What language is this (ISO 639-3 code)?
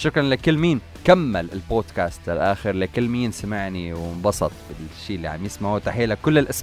ara